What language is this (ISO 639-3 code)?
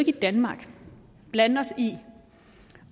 dan